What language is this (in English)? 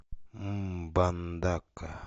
Russian